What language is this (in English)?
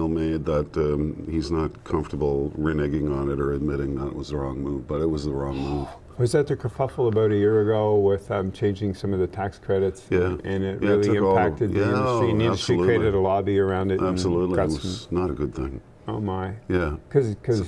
English